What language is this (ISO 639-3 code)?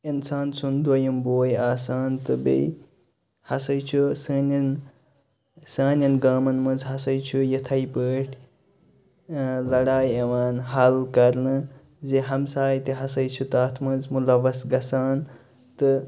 kas